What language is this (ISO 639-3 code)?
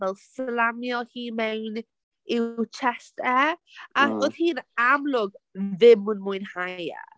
cym